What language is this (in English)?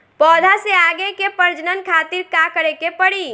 Bhojpuri